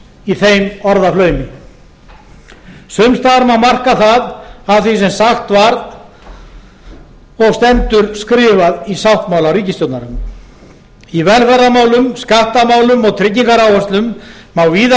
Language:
Icelandic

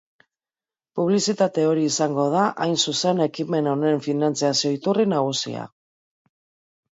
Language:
Basque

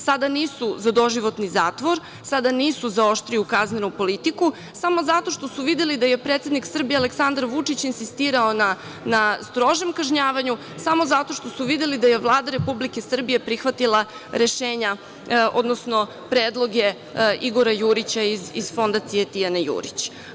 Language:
Serbian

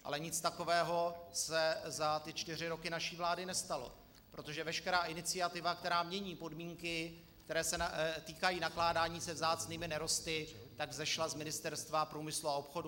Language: Czech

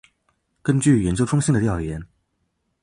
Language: Chinese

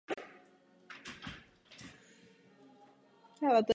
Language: Czech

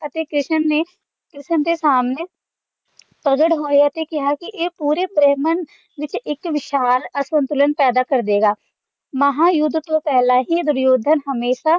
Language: Punjabi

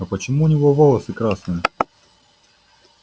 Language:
Russian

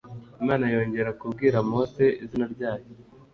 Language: Kinyarwanda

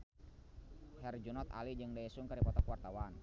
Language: Sundanese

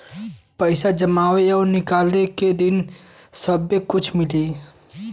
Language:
Bhojpuri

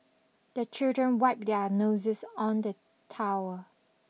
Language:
English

